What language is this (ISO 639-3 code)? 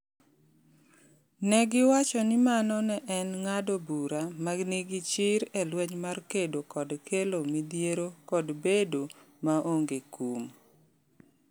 luo